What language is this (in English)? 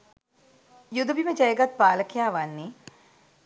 Sinhala